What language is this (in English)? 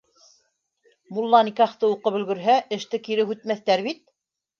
Bashkir